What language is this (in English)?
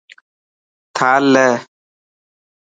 Dhatki